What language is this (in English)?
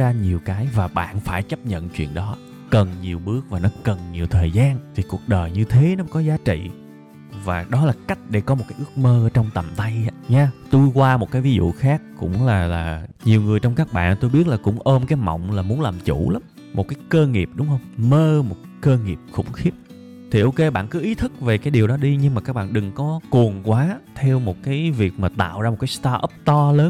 Vietnamese